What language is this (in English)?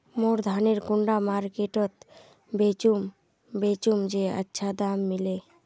Magahi